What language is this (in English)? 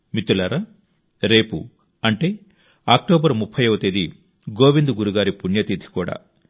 Telugu